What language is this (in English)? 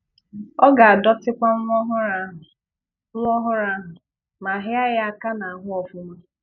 Igbo